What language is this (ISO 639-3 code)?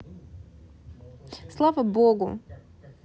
rus